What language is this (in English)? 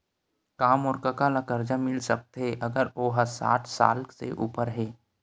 Chhattisgarhi